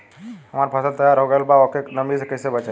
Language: Bhojpuri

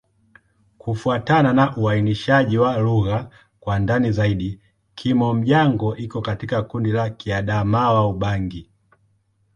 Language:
Swahili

